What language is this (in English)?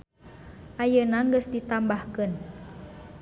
Sundanese